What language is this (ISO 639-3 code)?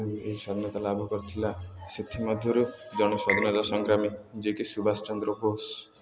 ori